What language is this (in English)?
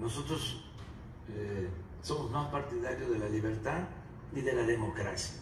Spanish